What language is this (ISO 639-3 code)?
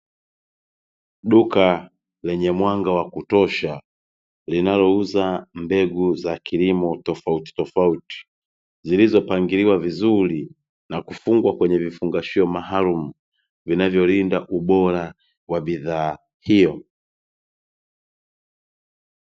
swa